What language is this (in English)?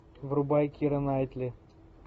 Russian